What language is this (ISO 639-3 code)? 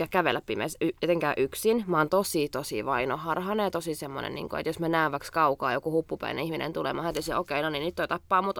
fin